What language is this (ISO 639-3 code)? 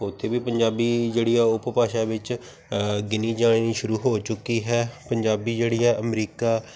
pan